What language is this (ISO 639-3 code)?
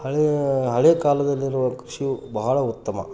kan